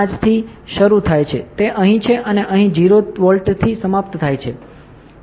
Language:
Gujarati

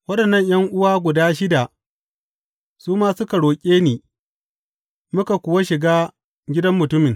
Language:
Hausa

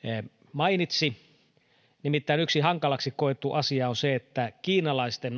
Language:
Finnish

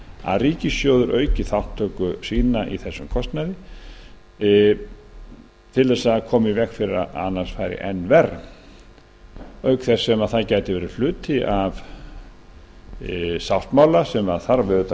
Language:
Icelandic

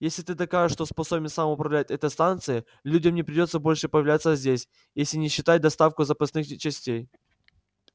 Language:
Russian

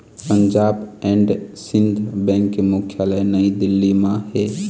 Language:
Chhattisgarhi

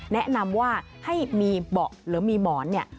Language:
Thai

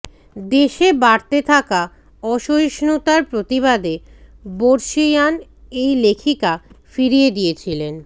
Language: Bangla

